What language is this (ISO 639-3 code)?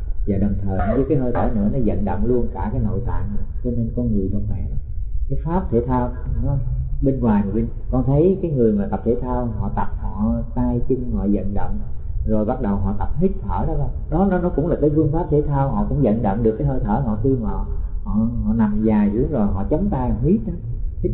vie